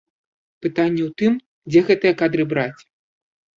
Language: Belarusian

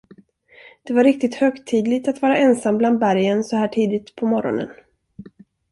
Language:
Swedish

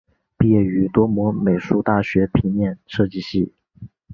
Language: Chinese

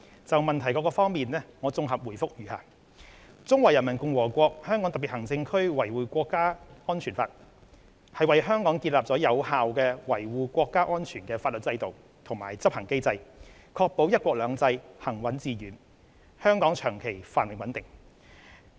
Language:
Cantonese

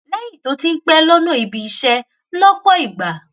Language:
Yoruba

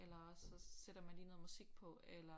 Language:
Danish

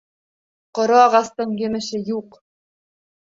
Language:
Bashkir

